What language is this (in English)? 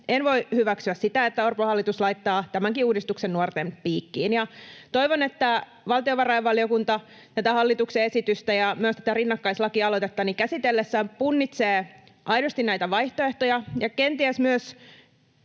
Finnish